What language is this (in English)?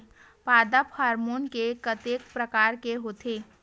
Chhattisgarhi